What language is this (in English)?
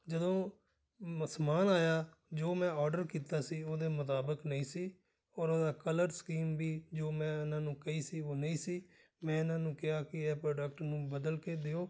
Punjabi